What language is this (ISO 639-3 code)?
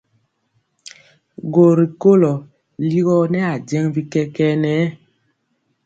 mcx